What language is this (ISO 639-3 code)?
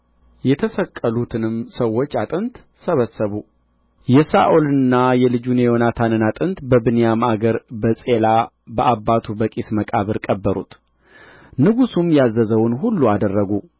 amh